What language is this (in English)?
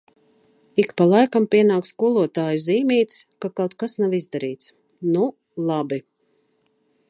Latvian